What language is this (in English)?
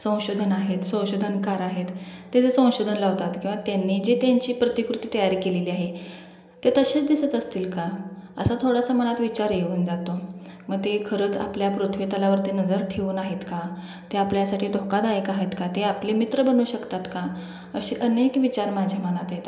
Marathi